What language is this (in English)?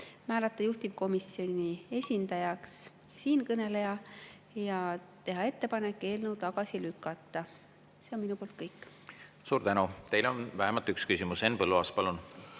Estonian